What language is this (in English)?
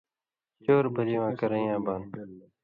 Indus Kohistani